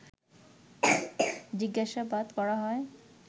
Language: Bangla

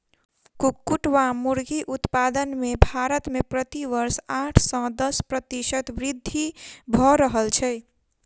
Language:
Maithili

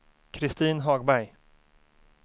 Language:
Swedish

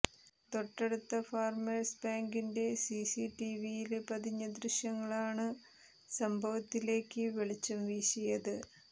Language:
Malayalam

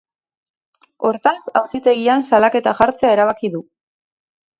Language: Basque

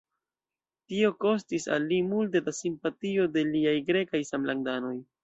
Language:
Esperanto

